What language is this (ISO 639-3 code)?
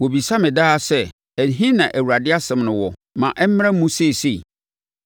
aka